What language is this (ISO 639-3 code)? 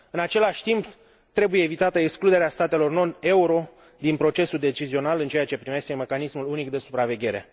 ron